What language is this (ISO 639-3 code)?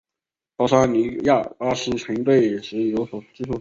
zho